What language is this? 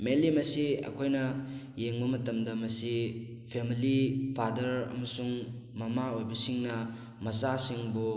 Manipuri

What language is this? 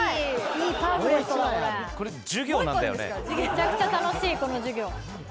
Japanese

